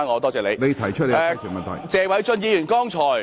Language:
Cantonese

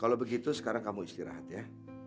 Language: Indonesian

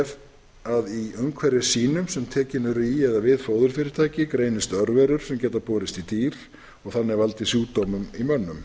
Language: Icelandic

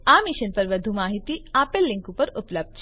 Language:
Gujarati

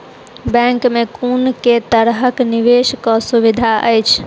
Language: Maithili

